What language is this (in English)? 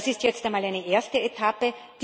German